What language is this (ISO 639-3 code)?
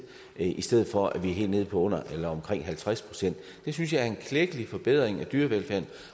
dan